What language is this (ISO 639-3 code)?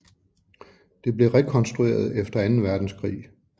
dan